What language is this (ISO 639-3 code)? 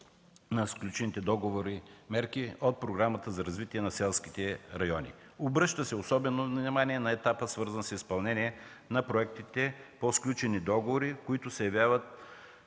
bul